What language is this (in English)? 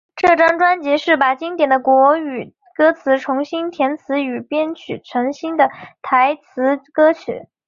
Chinese